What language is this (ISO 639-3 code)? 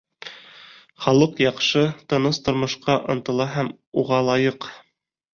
bak